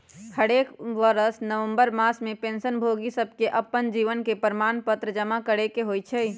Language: Magahi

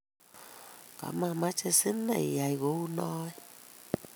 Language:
Kalenjin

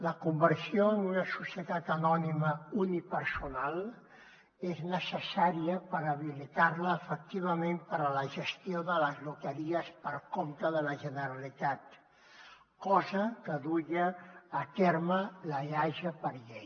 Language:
Catalan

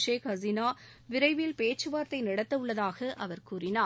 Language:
Tamil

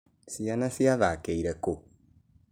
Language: Kikuyu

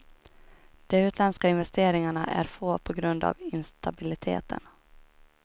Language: Swedish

